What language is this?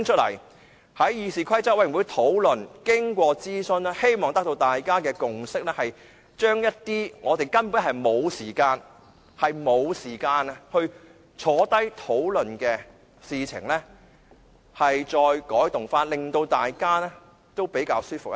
Cantonese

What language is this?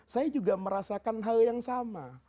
Indonesian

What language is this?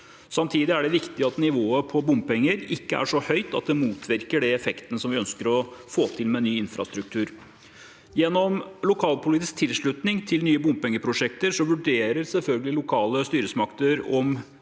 Norwegian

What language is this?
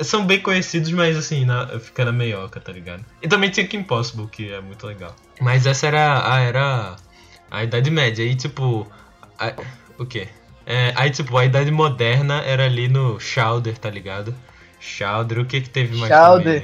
Portuguese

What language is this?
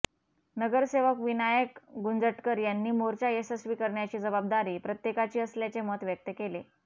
Marathi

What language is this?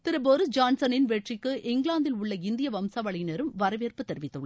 Tamil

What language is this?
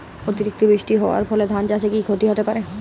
Bangla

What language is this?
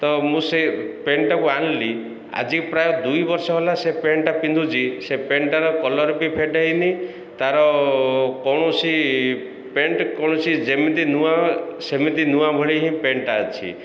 Odia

